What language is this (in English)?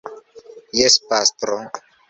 Esperanto